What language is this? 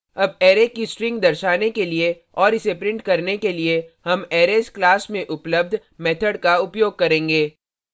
Hindi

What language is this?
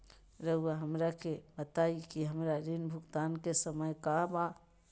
Magahi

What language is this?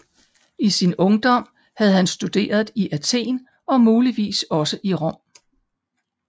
Danish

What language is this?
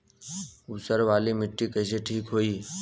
Bhojpuri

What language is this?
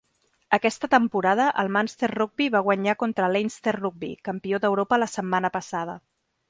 Catalan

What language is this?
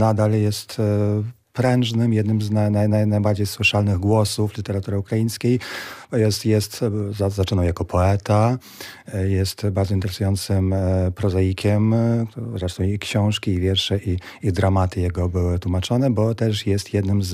Polish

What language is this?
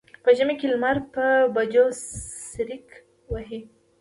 Pashto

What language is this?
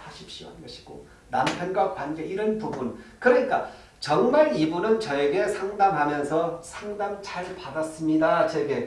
Korean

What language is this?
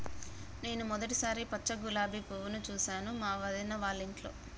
Telugu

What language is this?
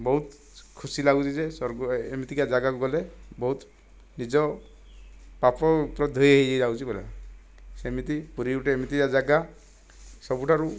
Odia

